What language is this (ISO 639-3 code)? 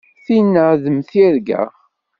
kab